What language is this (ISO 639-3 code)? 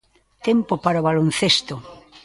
glg